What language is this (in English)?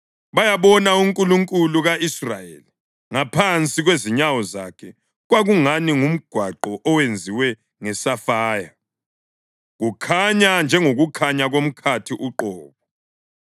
North Ndebele